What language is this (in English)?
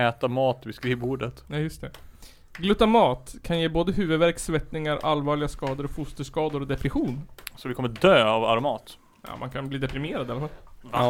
Swedish